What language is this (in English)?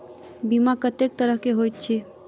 Maithili